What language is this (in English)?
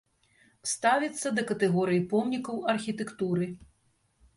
Belarusian